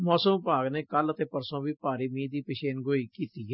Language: Punjabi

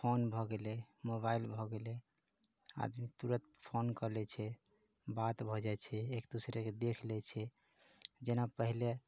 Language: Maithili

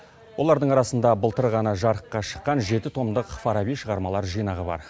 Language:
Kazakh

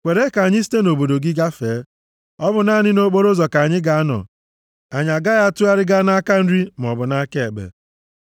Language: Igbo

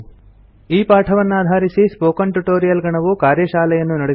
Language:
Kannada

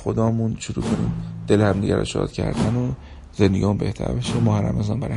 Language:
Persian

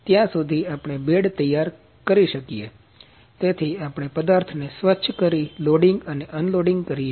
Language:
Gujarati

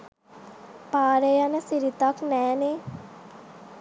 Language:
Sinhala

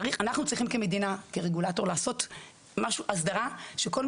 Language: Hebrew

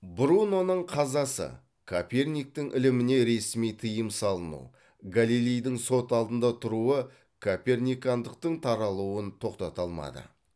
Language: Kazakh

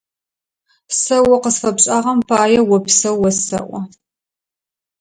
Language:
Adyghe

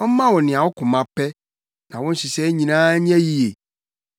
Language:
Akan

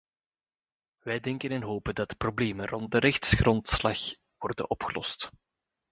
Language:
Dutch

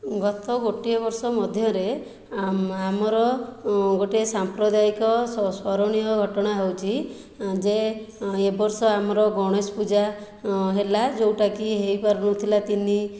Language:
Odia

